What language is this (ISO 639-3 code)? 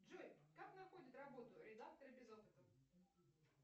rus